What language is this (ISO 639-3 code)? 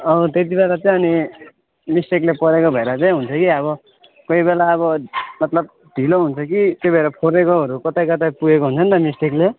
nep